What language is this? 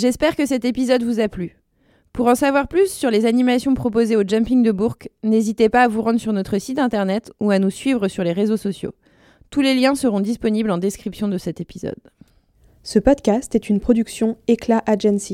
French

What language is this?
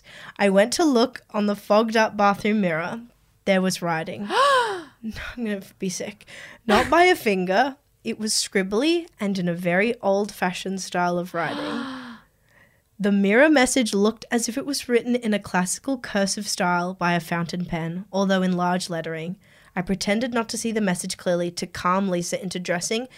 English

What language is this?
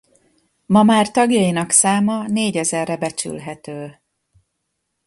Hungarian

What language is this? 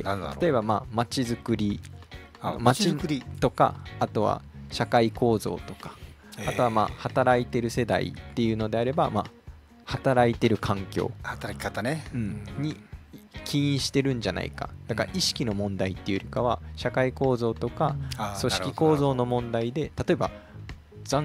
Japanese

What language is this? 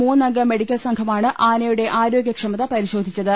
Malayalam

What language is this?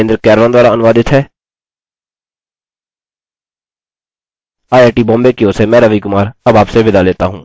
Hindi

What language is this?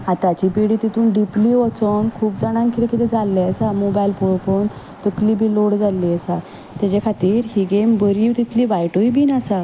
Konkani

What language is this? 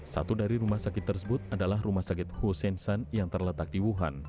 Indonesian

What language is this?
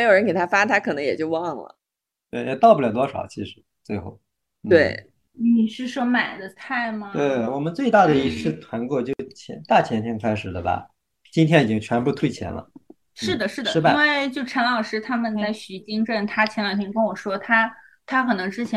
Chinese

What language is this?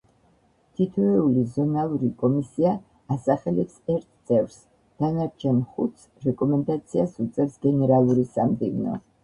Georgian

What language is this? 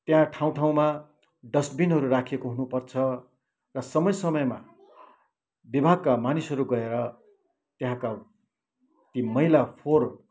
Nepali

